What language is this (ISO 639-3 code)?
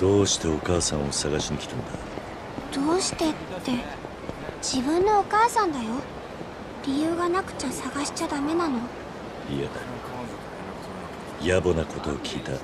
jpn